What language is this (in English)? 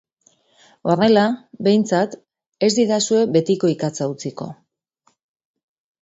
Basque